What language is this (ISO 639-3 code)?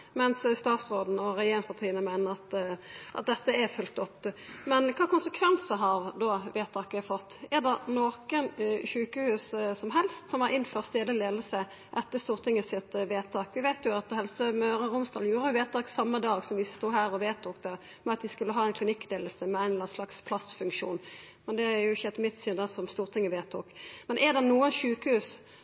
nno